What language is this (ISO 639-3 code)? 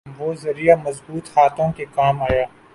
urd